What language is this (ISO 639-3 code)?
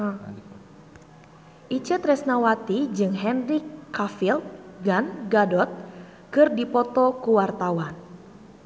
sun